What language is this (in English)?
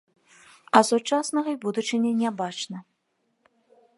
Belarusian